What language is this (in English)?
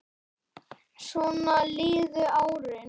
Icelandic